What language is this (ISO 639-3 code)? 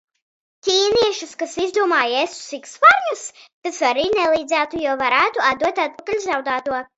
lav